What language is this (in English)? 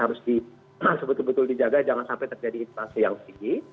Indonesian